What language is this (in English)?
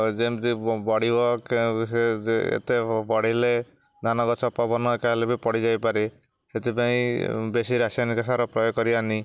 Odia